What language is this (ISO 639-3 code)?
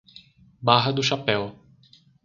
por